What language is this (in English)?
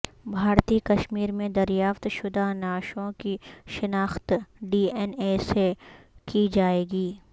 Urdu